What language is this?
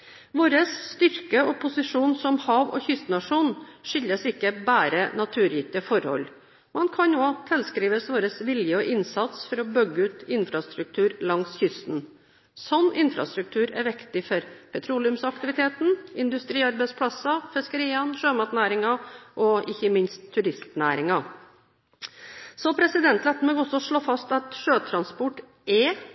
Norwegian Bokmål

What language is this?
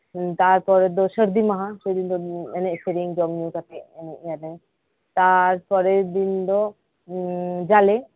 Santali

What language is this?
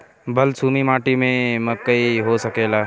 Bhojpuri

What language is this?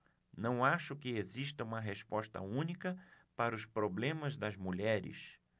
Portuguese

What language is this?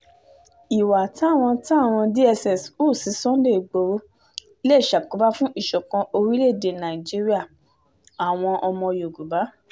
Yoruba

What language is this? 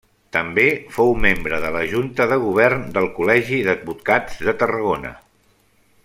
Catalan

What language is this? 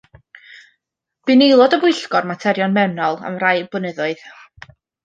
Welsh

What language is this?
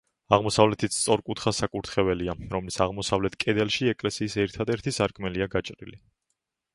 Georgian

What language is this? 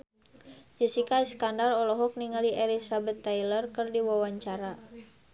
Sundanese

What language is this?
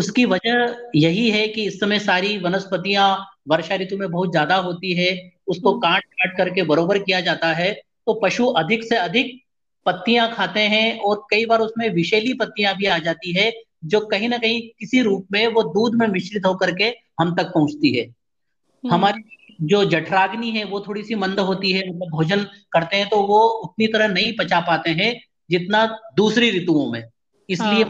Hindi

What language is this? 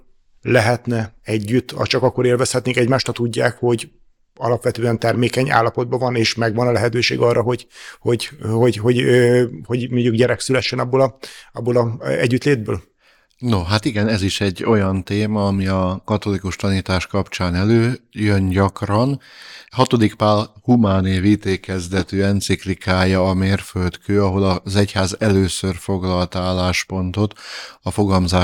Hungarian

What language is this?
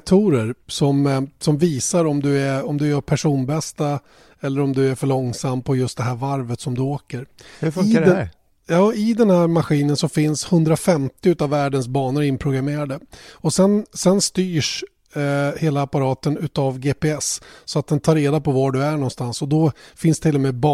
Swedish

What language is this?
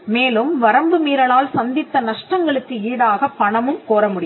Tamil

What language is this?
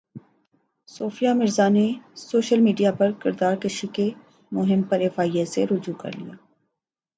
Urdu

